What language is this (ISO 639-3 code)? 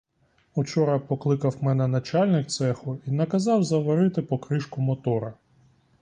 ukr